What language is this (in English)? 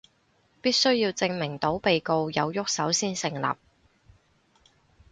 Cantonese